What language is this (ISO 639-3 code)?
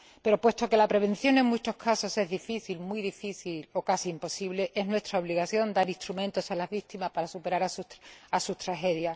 spa